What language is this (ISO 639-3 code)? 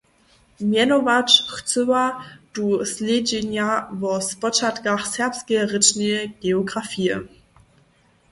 hsb